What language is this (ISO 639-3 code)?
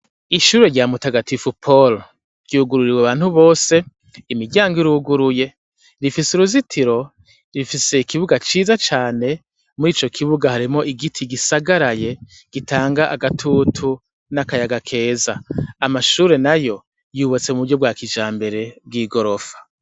run